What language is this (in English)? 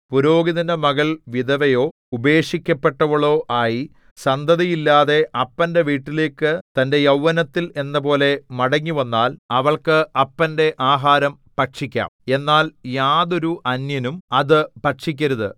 Malayalam